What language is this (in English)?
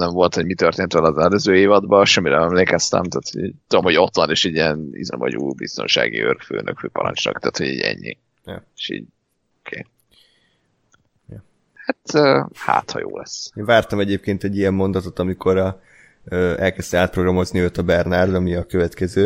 Hungarian